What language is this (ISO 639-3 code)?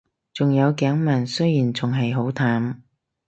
yue